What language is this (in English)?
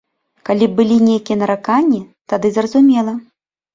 Belarusian